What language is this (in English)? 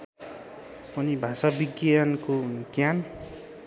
Nepali